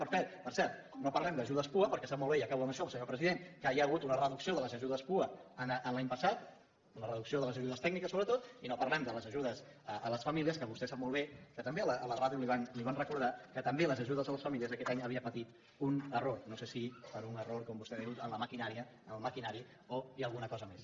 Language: Catalan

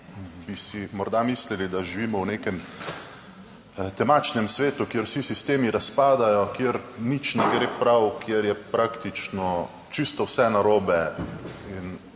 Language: Slovenian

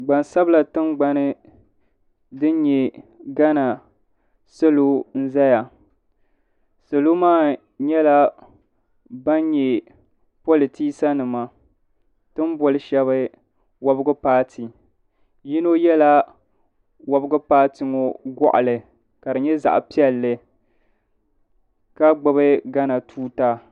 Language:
Dagbani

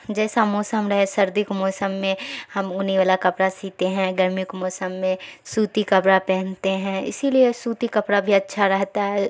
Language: Urdu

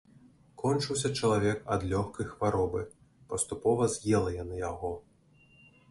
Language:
Belarusian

